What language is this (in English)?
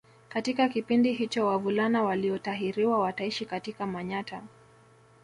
Swahili